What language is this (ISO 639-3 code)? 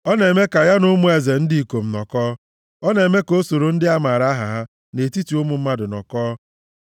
ibo